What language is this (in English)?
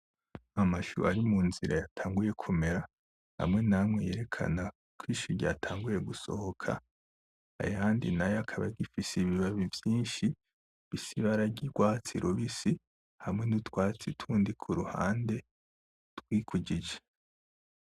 Rundi